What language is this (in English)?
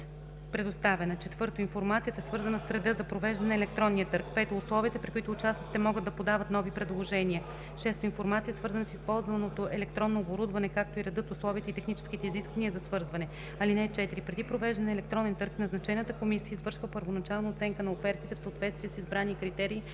Bulgarian